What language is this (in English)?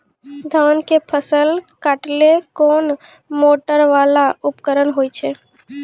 Maithili